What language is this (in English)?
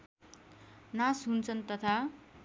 Nepali